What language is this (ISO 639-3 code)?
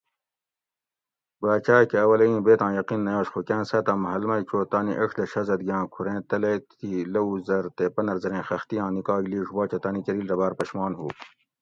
gwc